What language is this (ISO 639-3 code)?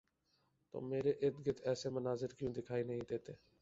urd